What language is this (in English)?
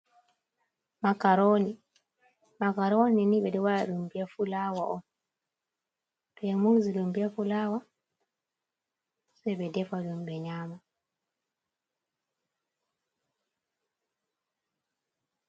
Fula